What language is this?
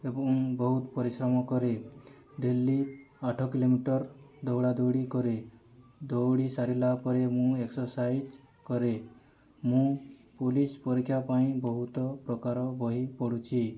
Odia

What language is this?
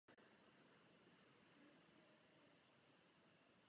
Czech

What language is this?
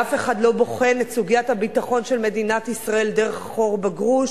Hebrew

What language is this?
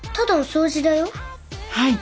Japanese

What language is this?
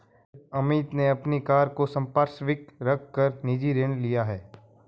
Hindi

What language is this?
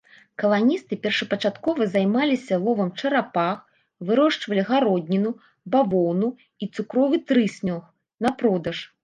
Belarusian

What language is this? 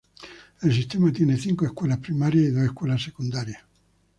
Spanish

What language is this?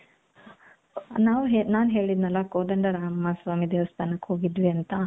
Kannada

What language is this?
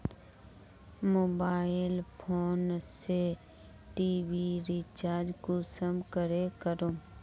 Magahi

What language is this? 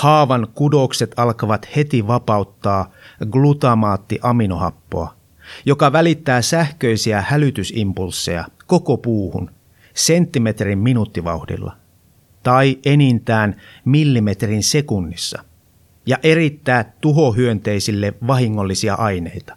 Finnish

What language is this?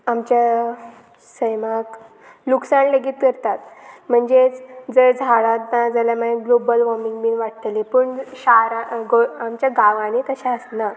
Konkani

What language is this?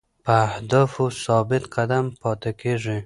Pashto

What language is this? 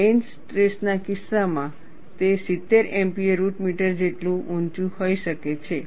Gujarati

